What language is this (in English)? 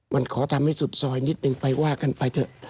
Thai